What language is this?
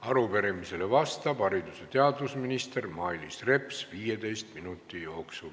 Estonian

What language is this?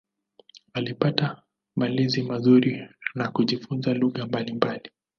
Swahili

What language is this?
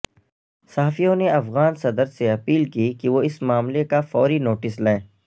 Urdu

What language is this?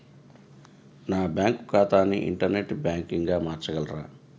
Telugu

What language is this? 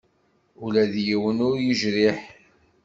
Kabyle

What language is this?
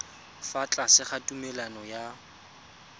Tswana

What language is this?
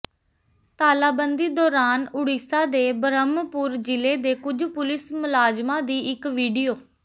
Punjabi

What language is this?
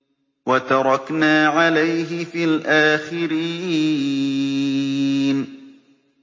Arabic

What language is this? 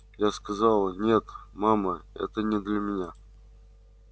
Russian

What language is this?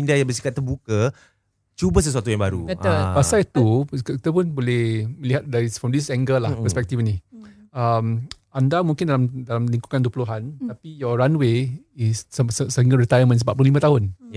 Malay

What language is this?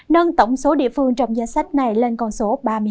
Vietnamese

